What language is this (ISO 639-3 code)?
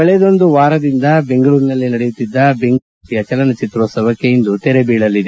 kan